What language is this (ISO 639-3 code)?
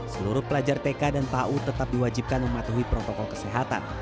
ind